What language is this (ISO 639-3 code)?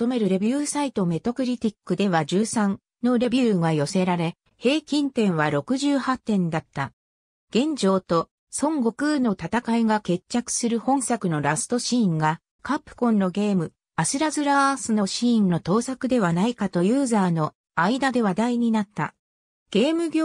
jpn